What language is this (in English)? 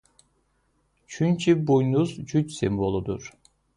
Azerbaijani